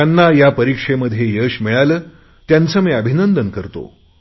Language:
Marathi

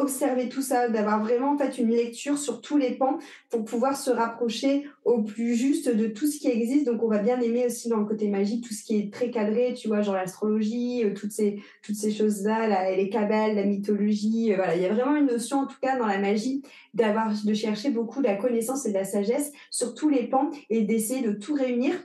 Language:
French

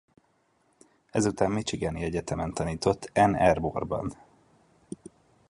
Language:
Hungarian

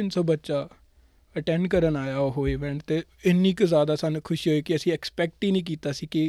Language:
Punjabi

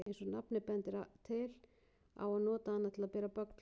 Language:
Icelandic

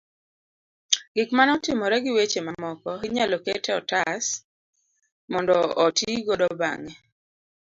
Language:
Luo (Kenya and Tanzania)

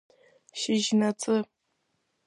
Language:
Abkhazian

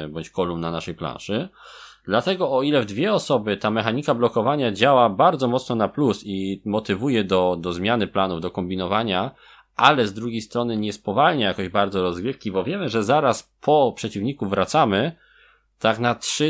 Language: Polish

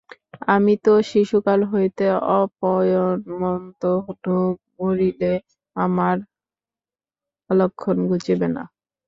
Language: Bangla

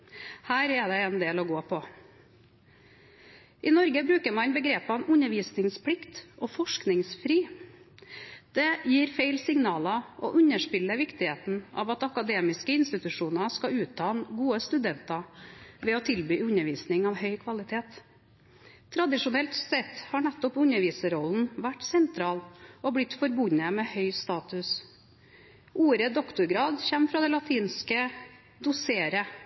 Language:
Norwegian Bokmål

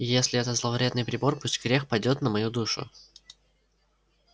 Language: Russian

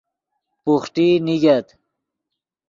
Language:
Yidgha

